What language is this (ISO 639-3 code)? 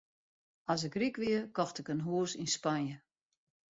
fry